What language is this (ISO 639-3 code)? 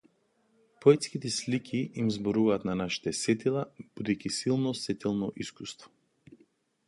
mkd